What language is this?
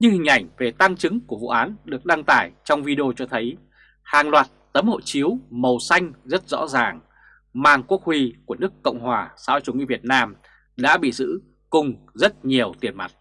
Vietnamese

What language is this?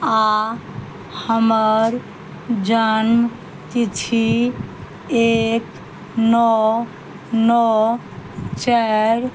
Maithili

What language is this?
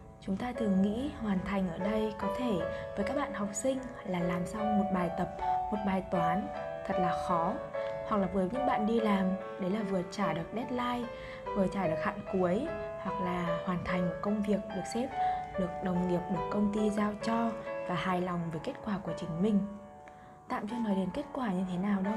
Vietnamese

